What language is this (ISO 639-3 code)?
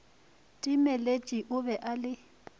nso